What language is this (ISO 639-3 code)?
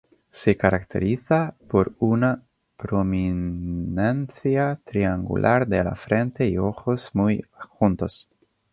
spa